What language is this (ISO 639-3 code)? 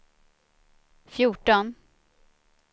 swe